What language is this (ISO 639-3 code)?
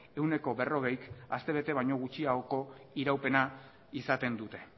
eus